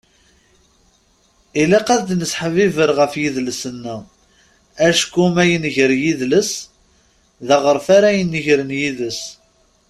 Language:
Kabyle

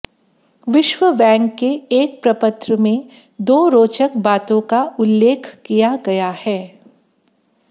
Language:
Hindi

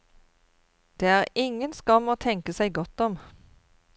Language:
Norwegian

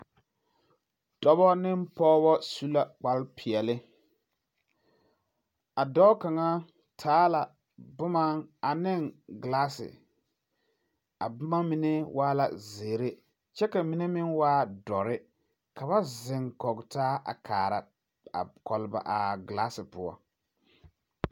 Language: Southern Dagaare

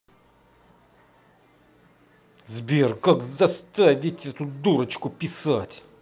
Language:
Russian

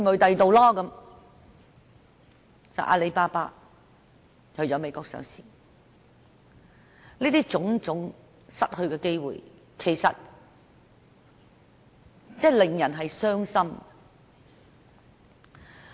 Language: Cantonese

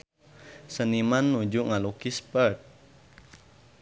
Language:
Sundanese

